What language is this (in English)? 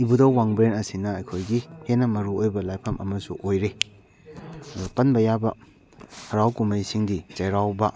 Manipuri